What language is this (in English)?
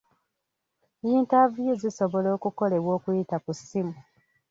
Ganda